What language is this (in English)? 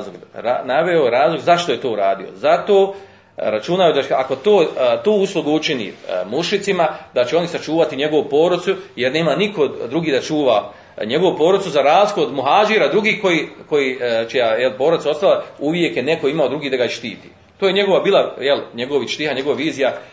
Croatian